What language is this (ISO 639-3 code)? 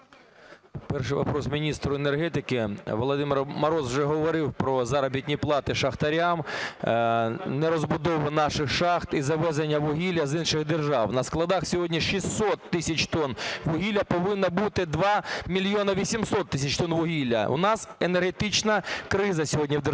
ukr